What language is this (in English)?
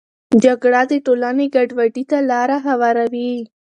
Pashto